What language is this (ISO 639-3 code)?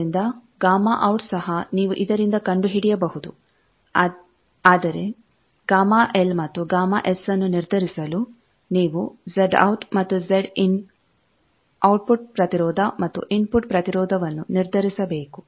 kan